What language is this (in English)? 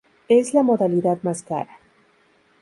Spanish